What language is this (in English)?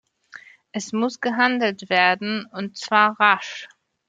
German